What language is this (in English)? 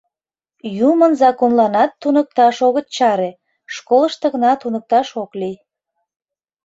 Mari